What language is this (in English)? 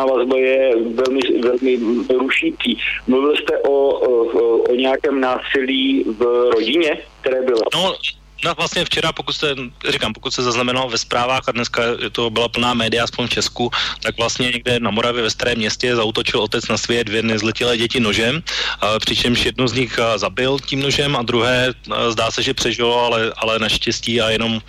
Czech